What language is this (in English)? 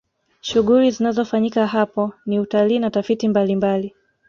Swahili